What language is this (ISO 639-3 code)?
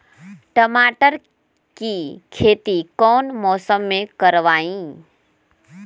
mag